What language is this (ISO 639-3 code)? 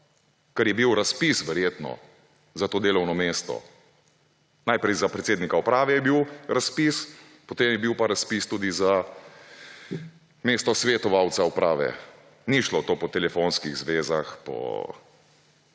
slv